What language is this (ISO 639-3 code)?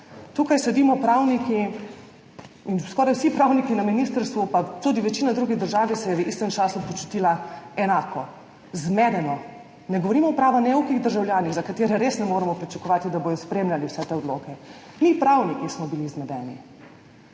slv